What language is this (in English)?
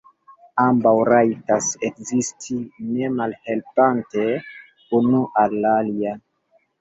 Esperanto